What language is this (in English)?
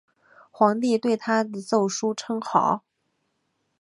Chinese